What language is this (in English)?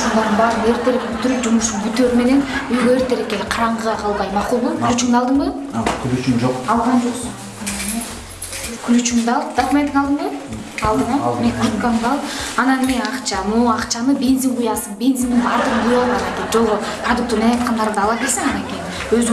Turkish